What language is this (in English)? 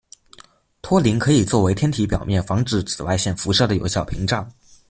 Chinese